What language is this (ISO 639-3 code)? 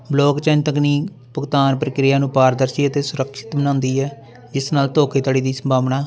pan